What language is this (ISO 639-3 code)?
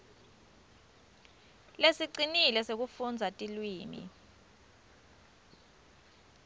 ssw